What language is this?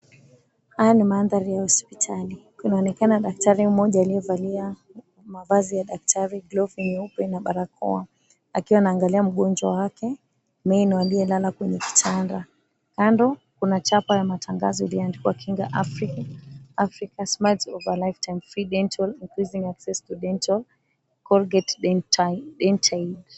Swahili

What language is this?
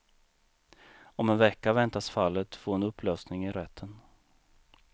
Swedish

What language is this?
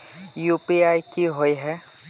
Magahi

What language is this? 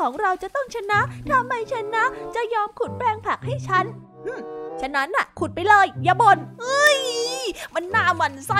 Thai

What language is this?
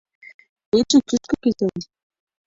Mari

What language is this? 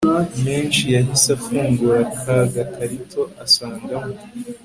Kinyarwanda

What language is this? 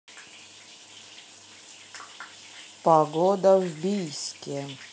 Russian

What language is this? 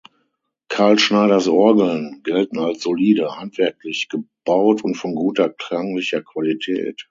German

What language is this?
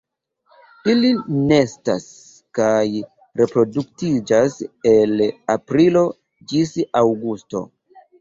Esperanto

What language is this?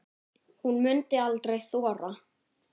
Icelandic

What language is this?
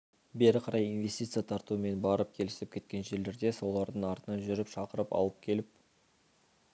Kazakh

